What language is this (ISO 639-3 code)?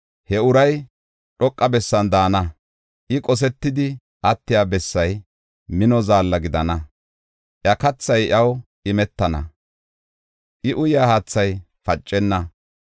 gof